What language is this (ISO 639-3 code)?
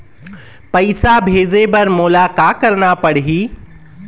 hne